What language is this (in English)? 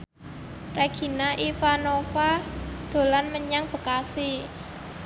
Javanese